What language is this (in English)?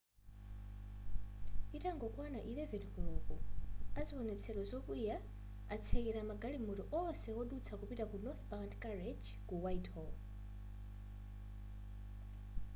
Nyanja